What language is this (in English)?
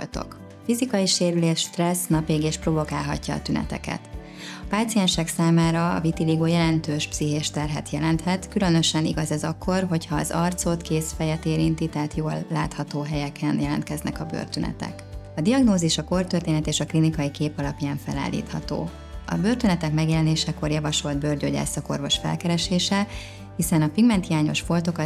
Hungarian